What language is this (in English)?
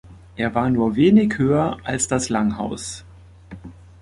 German